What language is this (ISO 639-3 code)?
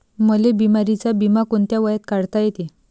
mar